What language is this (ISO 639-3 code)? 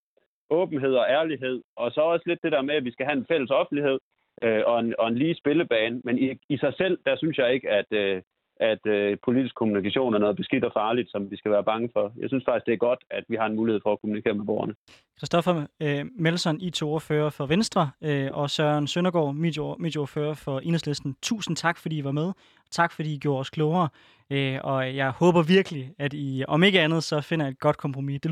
dan